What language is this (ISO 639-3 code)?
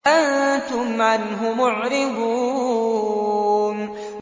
ara